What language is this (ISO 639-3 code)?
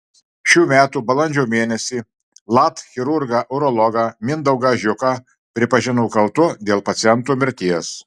lit